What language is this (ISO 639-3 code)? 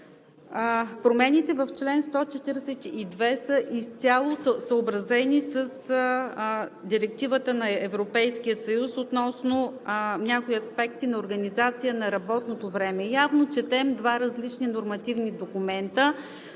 bul